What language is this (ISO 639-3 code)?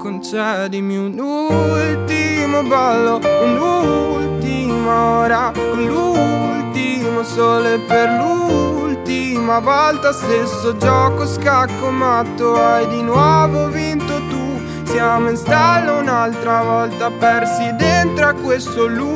ita